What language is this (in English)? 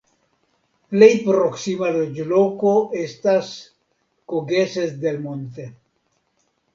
Esperanto